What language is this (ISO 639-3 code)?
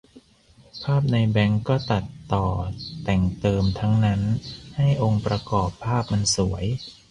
tha